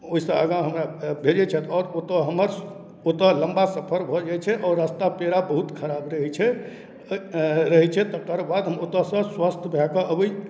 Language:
Maithili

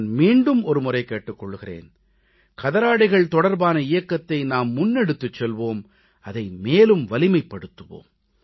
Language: Tamil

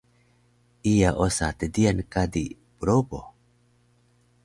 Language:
Taroko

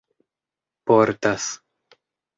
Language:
Esperanto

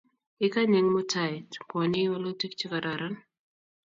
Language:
Kalenjin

